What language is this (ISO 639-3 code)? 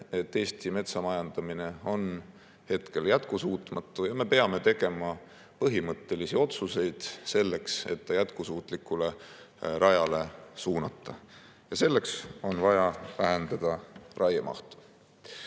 est